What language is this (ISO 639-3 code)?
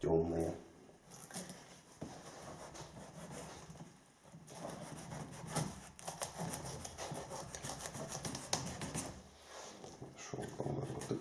rus